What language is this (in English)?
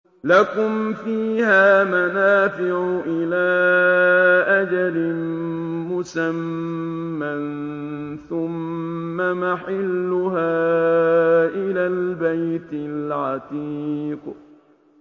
Arabic